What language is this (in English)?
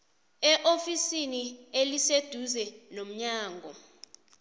South Ndebele